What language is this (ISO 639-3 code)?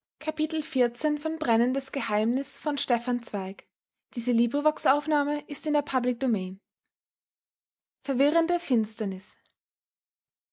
deu